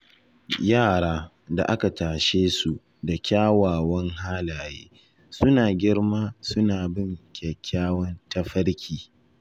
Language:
Hausa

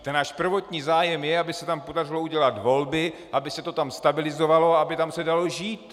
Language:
Czech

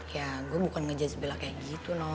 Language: Indonesian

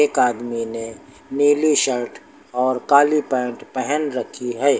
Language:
Hindi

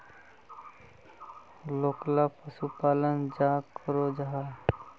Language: Magahi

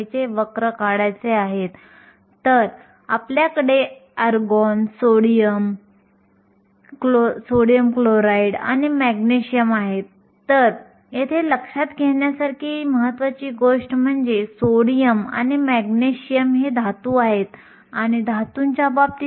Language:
Marathi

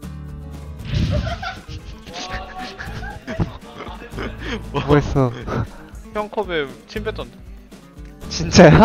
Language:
Korean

